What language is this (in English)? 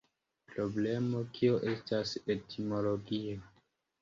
Esperanto